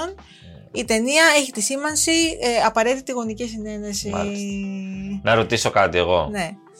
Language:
Greek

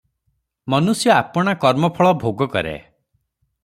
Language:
Odia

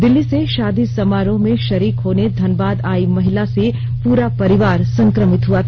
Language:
Hindi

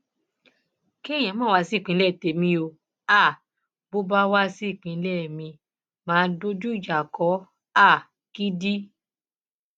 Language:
Yoruba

